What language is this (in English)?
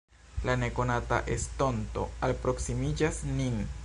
Esperanto